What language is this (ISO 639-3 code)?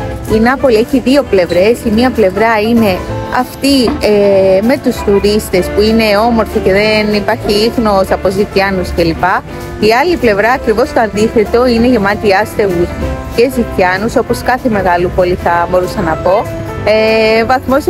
ell